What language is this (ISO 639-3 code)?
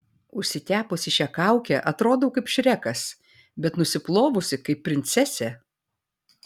lit